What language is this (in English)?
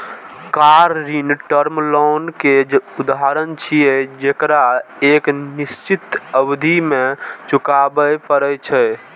Maithili